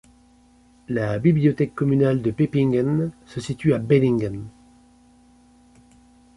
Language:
French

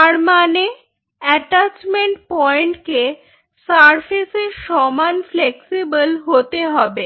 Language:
Bangla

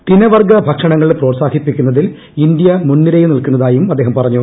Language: Malayalam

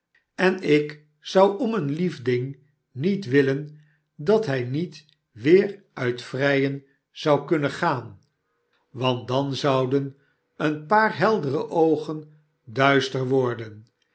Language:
Dutch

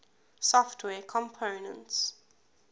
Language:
English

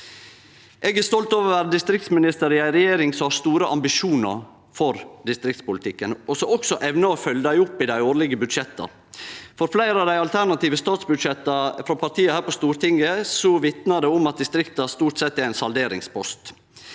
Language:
Norwegian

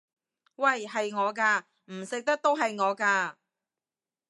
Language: Cantonese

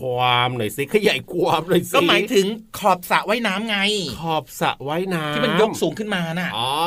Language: Thai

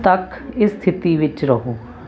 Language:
Punjabi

